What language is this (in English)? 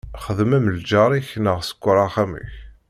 Kabyle